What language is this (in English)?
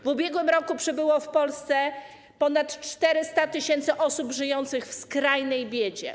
Polish